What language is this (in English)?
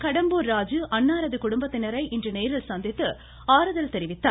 Tamil